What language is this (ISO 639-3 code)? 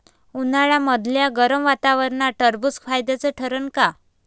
mar